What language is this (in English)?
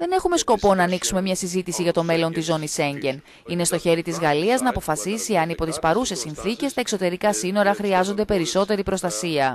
Greek